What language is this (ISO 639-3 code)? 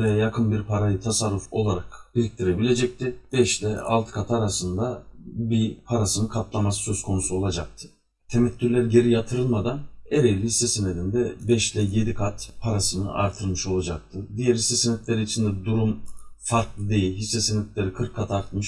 tur